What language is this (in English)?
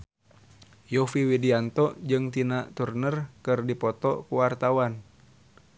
Sundanese